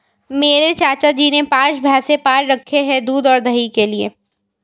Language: Hindi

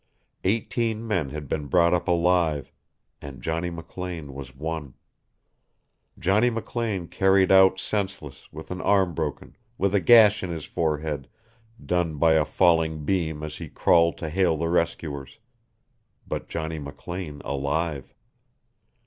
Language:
English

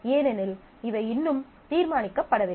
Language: Tamil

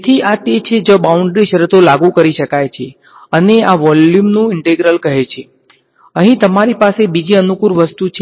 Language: Gujarati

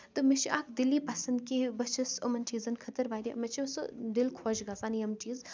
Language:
Kashmiri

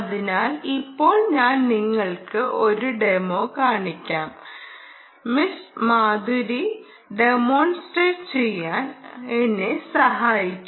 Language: Malayalam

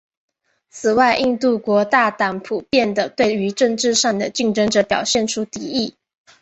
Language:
Chinese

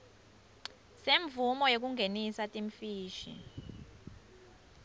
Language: Swati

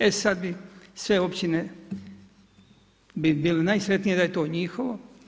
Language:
Croatian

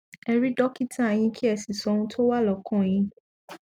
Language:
Yoruba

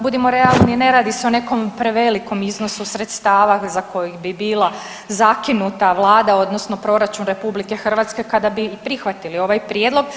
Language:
Croatian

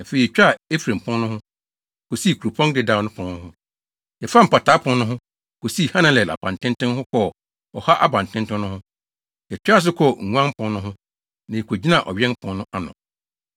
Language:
Akan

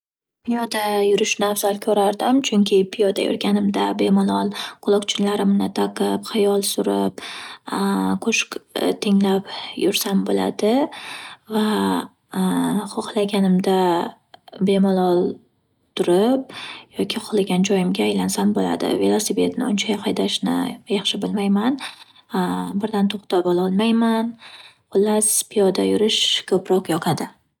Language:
Uzbek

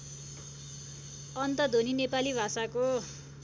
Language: Nepali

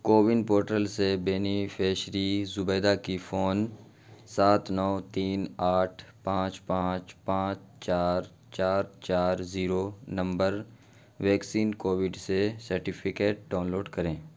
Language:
Urdu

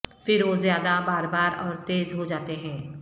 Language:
Urdu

